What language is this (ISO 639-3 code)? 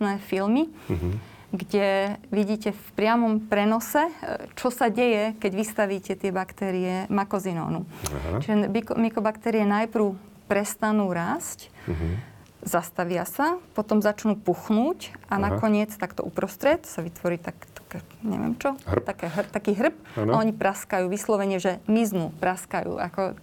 slk